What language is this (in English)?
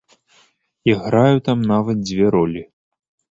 Belarusian